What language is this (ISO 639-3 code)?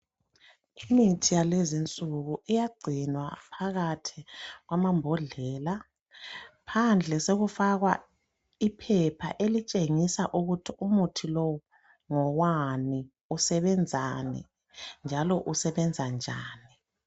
nde